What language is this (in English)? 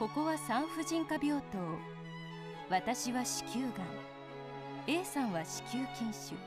Japanese